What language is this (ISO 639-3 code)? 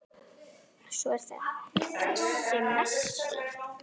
isl